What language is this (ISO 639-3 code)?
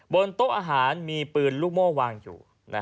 tha